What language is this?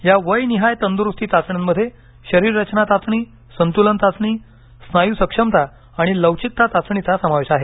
Marathi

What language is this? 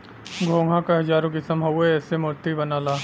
Bhojpuri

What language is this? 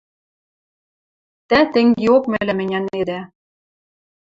Western Mari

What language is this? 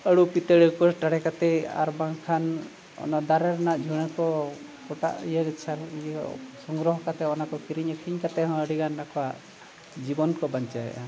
Santali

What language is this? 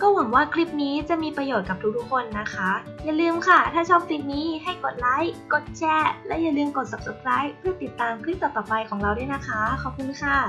Thai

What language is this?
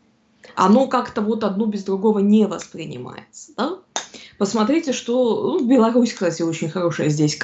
Russian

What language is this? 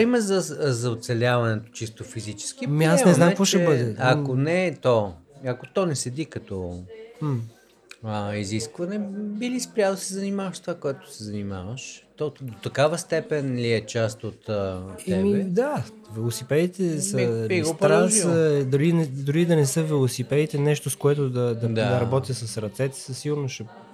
Bulgarian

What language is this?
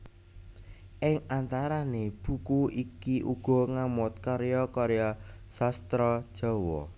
Javanese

